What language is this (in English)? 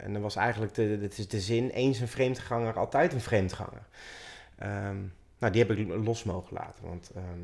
Dutch